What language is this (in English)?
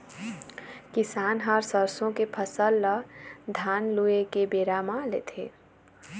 Chhattisgarhi